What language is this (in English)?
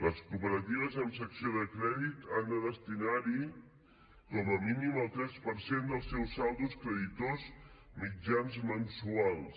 Catalan